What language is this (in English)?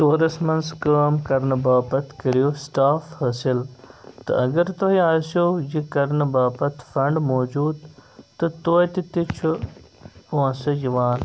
Kashmiri